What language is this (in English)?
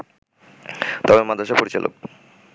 Bangla